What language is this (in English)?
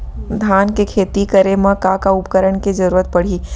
Chhattisgarhi